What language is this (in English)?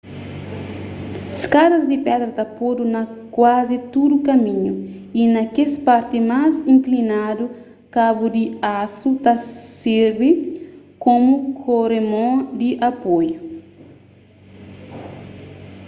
Kabuverdianu